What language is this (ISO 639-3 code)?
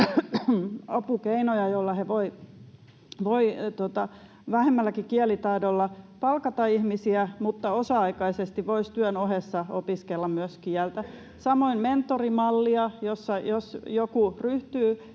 fin